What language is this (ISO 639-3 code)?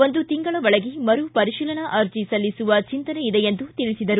kan